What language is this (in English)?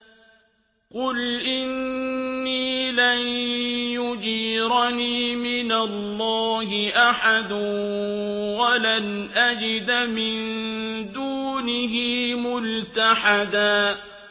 Arabic